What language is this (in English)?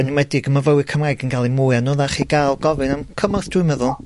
Welsh